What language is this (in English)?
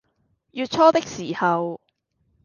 Cantonese